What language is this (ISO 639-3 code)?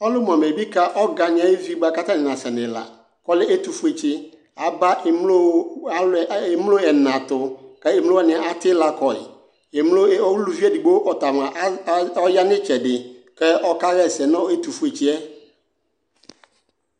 kpo